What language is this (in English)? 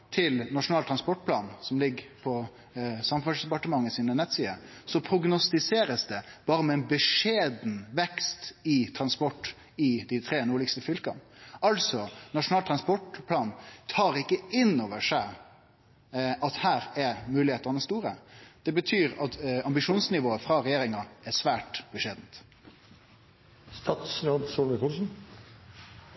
Norwegian Nynorsk